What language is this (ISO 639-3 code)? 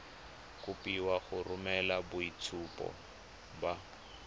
tsn